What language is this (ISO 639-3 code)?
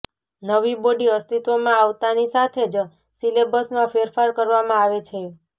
guj